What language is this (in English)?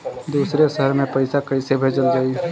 Bhojpuri